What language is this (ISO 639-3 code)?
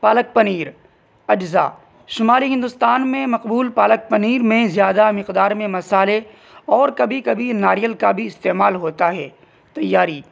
urd